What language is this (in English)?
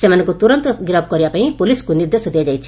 Odia